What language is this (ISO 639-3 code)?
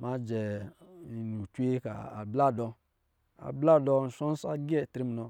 mgi